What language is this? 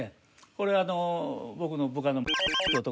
Japanese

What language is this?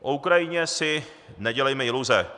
Czech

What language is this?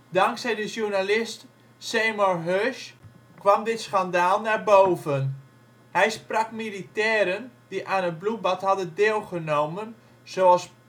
Dutch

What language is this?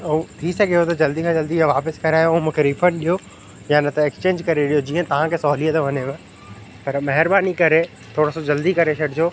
Sindhi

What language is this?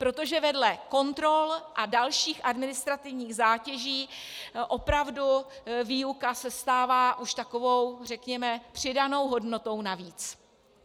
Czech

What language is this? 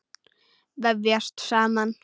Icelandic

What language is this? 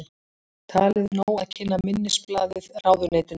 Icelandic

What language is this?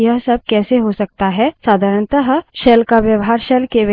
Hindi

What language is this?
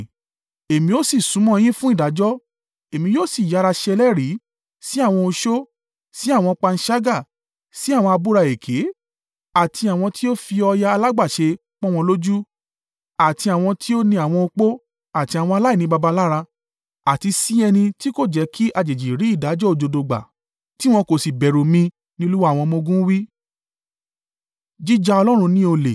Yoruba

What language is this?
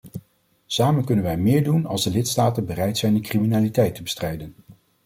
Dutch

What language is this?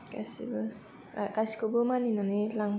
Bodo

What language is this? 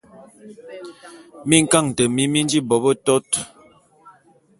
Bulu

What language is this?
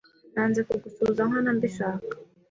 Kinyarwanda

